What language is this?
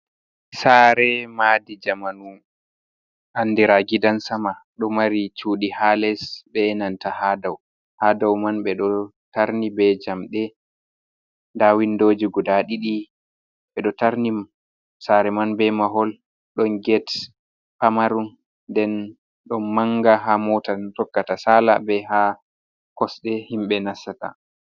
Fula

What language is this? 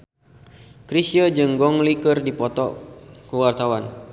Sundanese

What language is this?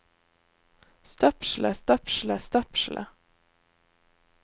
Norwegian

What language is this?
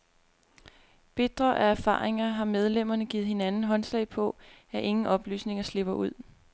Danish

